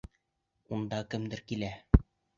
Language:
Bashkir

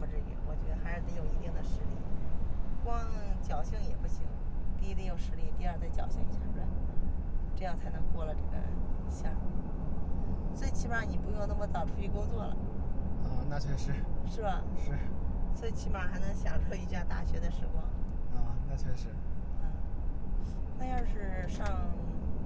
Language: Chinese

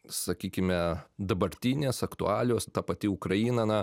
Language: Lithuanian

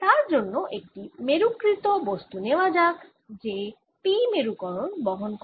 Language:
Bangla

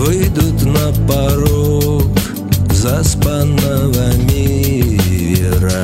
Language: Russian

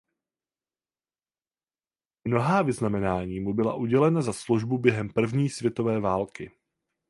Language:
Czech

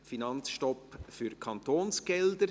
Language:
Swiss German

